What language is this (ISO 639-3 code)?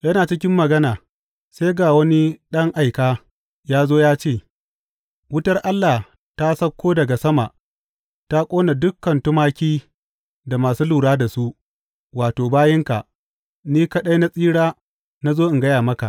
hau